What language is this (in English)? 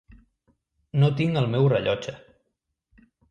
Catalan